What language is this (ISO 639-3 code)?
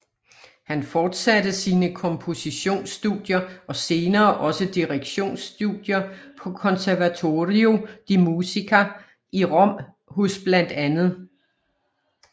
dan